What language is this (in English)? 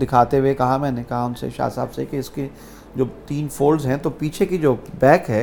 Urdu